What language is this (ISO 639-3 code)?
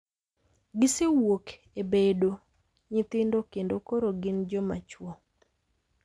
luo